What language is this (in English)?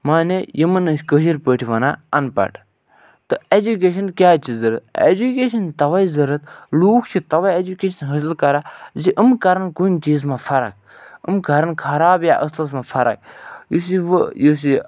Kashmiri